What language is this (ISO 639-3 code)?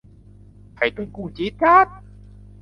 tha